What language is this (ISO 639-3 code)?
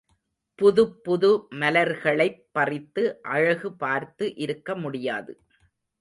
tam